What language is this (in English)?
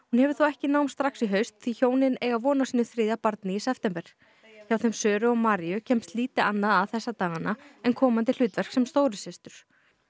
Icelandic